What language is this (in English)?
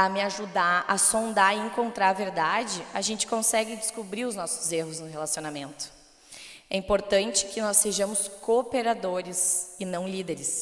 Portuguese